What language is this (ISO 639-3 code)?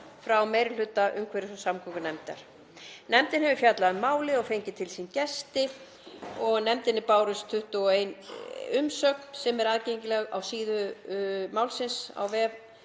isl